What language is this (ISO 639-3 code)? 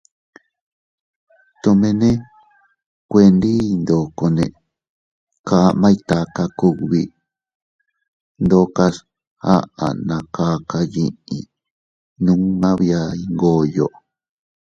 cut